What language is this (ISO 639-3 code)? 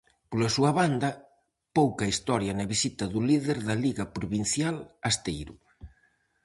glg